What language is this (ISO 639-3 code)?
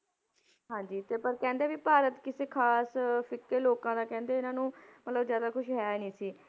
pan